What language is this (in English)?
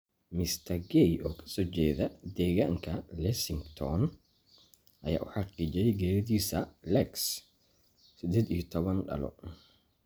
Somali